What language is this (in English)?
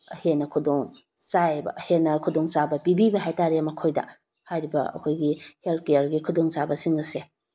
Manipuri